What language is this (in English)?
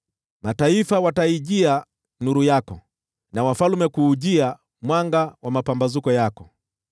Swahili